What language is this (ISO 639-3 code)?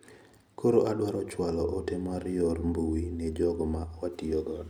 luo